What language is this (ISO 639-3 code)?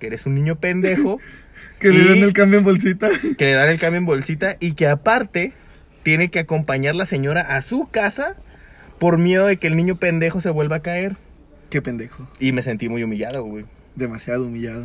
spa